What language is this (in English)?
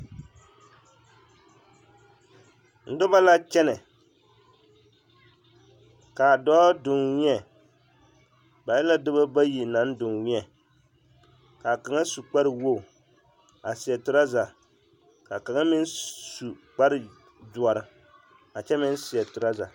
Southern Dagaare